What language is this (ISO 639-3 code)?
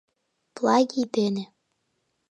chm